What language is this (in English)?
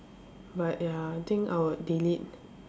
English